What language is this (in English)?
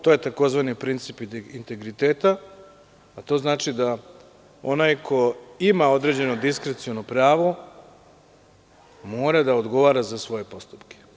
Serbian